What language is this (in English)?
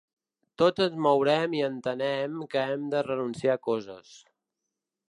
Catalan